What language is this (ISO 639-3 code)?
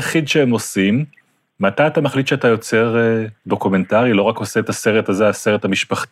heb